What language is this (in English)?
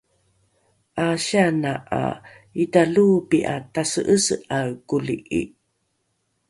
Rukai